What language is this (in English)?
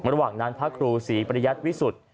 Thai